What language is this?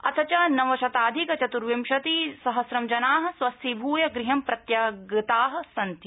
Sanskrit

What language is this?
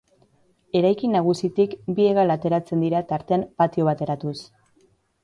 Basque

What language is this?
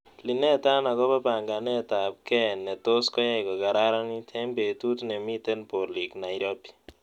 Kalenjin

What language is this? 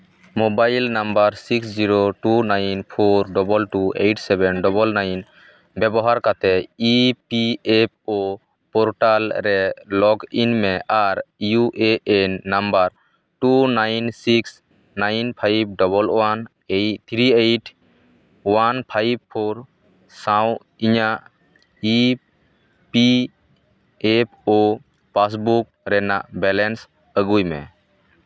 Santali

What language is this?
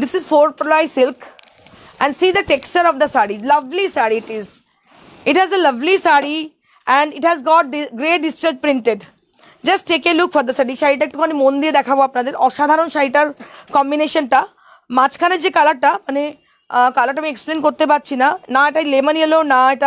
English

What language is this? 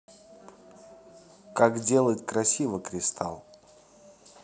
Russian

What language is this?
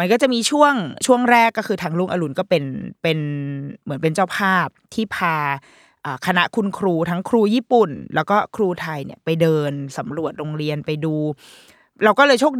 Thai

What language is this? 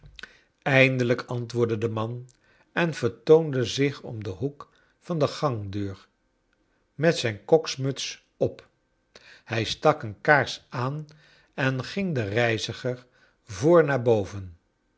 Dutch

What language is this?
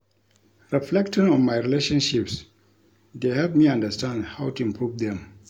Nigerian Pidgin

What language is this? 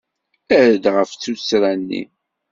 Kabyle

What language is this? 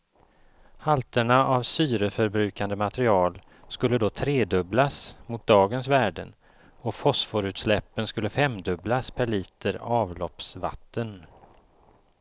Swedish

